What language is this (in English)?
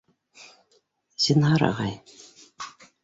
Bashkir